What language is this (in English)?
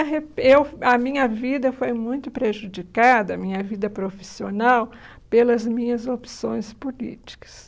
Portuguese